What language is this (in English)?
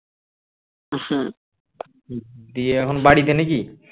Bangla